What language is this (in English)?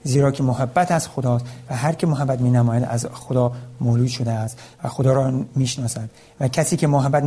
Persian